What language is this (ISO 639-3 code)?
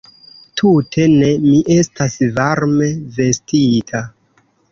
epo